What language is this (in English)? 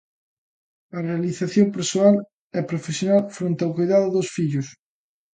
Galician